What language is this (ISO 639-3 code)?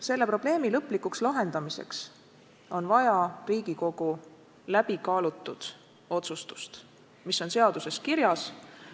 est